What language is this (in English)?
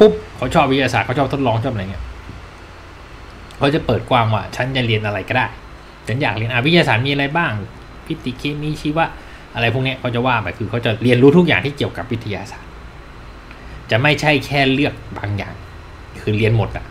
Thai